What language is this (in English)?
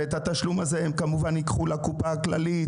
Hebrew